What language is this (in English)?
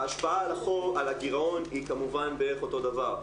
Hebrew